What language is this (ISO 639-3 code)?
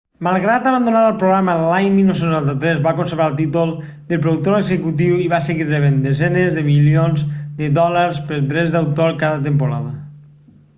cat